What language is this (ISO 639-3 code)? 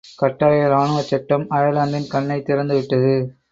tam